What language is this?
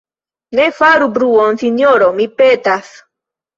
Esperanto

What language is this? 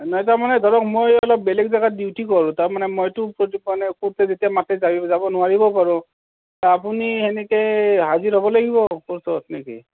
Assamese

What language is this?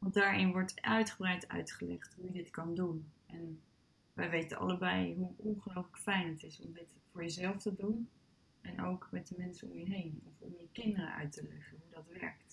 Dutch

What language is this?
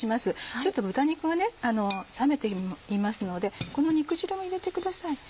Japanese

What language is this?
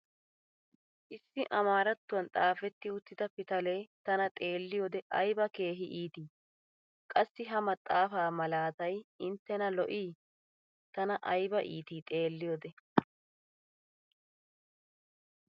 Wolaytta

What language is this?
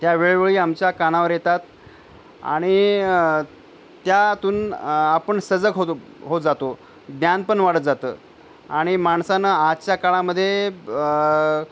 Marathi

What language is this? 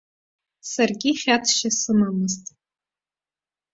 Abkhazian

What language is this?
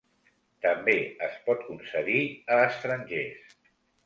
Catalan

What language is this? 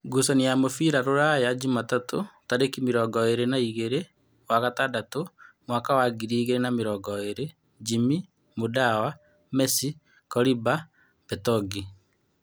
Kikuyu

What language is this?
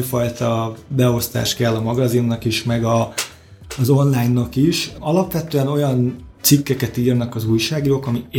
Hungarian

